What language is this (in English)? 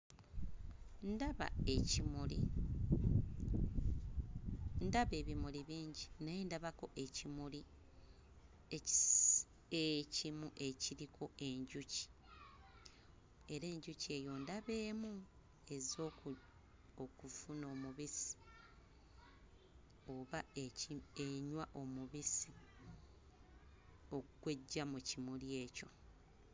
Ganda